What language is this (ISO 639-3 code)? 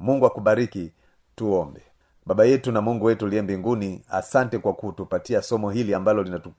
swa